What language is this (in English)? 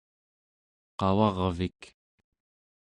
Central Yupik